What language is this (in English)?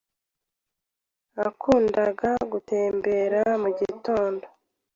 Kinyarwanda